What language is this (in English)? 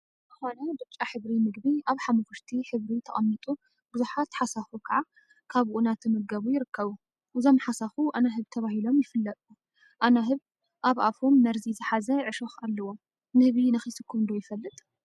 Tigrinya